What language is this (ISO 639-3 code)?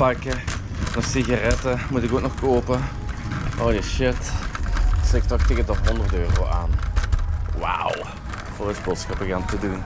nld